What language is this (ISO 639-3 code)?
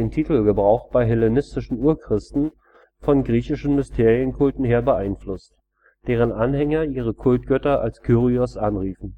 deu